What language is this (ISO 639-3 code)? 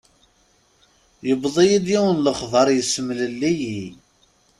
kab